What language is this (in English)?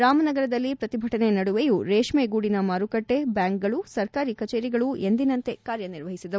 Kannada